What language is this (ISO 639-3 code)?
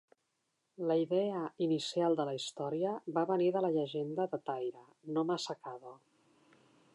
cat